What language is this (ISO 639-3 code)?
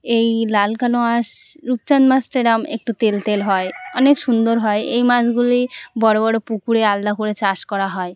ben